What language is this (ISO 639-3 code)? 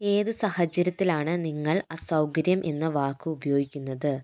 mal